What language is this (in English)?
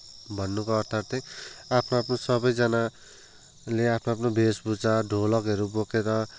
Nepali